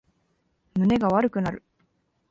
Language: Japanese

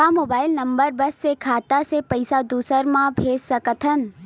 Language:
Chhattisgarhi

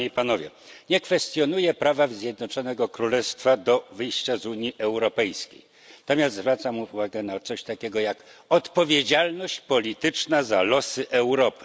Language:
Polish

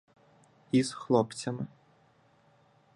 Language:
Ukrainian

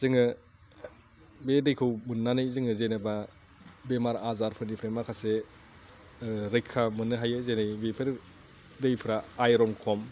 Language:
Bodo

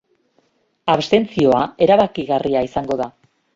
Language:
Basque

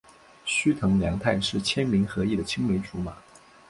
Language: Chinese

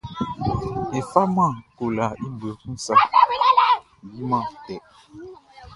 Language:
Baoulé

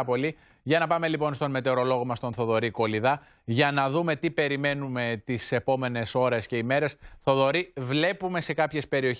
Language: Greek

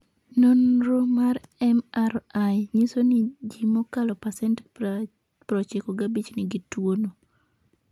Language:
Luo (Kenya and Tanzania)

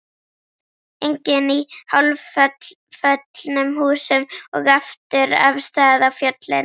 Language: Icelandic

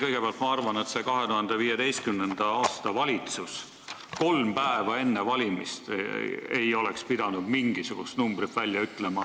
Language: Estonian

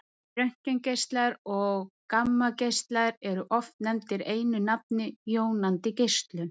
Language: Icelandic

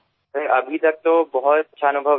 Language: Bangla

